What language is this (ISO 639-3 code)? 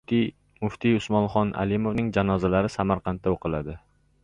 uzb